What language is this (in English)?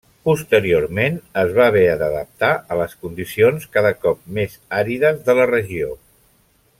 Catalan